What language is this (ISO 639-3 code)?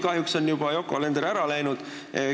est